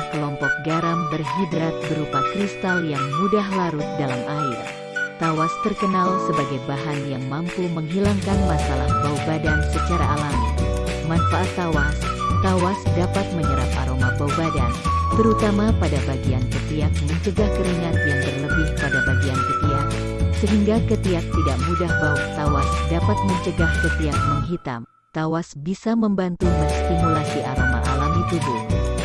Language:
Indonesian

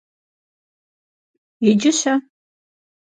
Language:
Kabardian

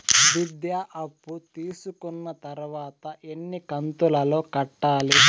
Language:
Telugu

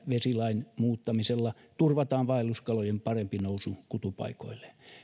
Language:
Finnish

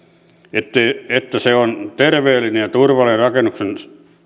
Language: Finnish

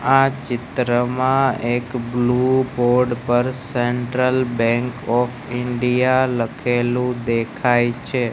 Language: Gujarati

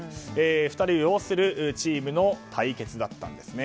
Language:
Japanese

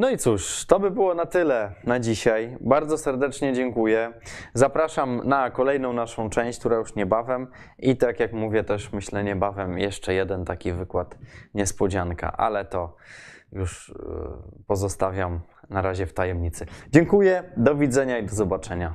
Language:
Polish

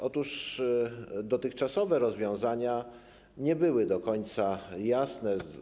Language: Polish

